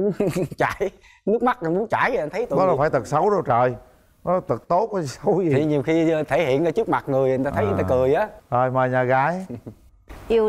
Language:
Vietnamese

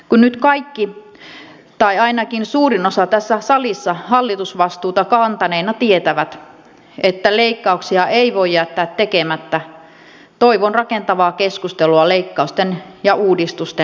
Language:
Finnish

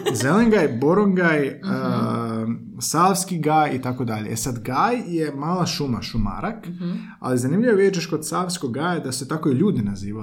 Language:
Croatian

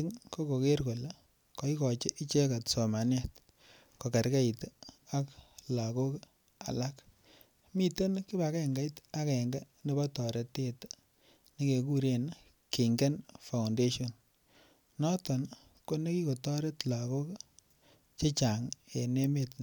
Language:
Kalenjin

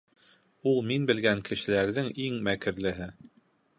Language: Bashkir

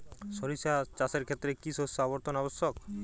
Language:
Bangla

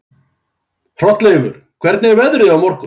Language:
Icelandic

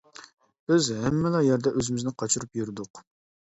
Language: Uyghur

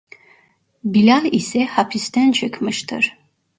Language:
Turkish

